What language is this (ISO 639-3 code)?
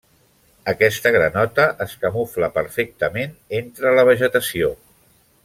cat